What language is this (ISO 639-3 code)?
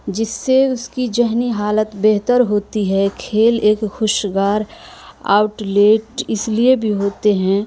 urd